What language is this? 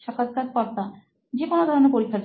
Bangla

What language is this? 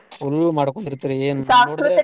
Kannada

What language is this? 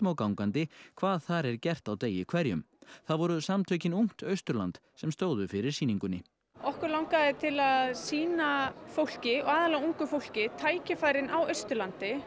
Icelandic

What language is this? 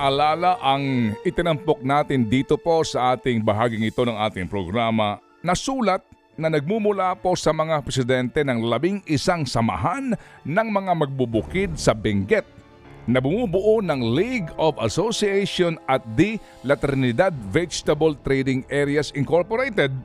Filipino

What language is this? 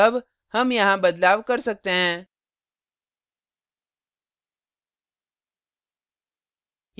Hindi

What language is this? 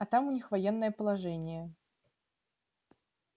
Russian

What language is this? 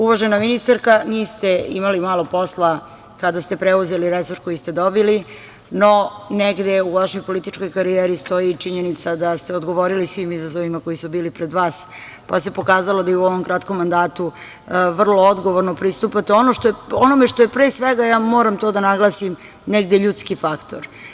Serbian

